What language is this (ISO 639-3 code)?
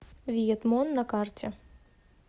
rus